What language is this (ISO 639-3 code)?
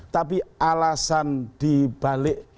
ind